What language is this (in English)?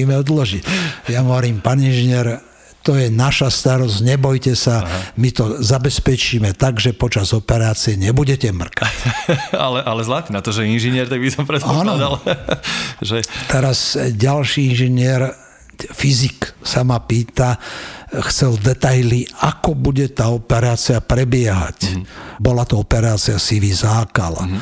Slovak